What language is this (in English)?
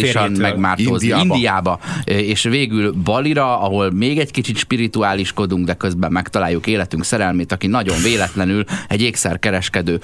Hungarian